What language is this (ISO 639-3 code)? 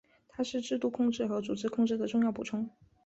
zho